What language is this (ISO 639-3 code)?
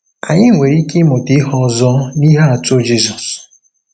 ibo